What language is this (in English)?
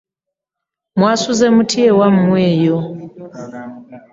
Ganda